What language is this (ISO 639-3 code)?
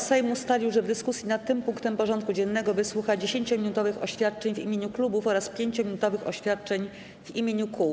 pol